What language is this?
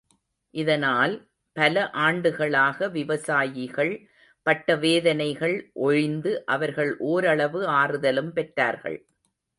Tamil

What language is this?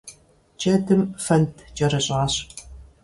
Kabardian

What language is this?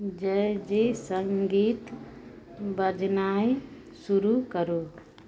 Maithili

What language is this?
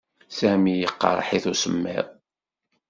Kabyle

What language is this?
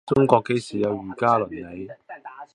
Cantonese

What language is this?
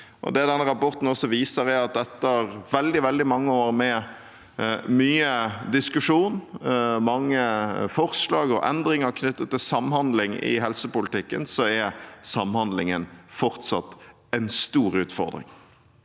Norwegian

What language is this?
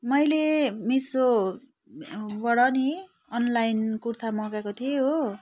Nepali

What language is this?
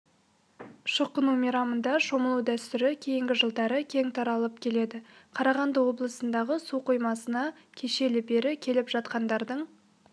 Kazakh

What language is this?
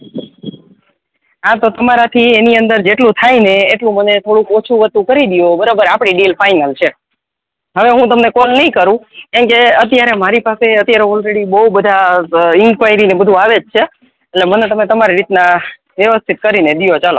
Gujarati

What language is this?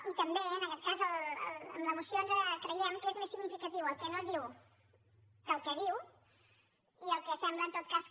Catalan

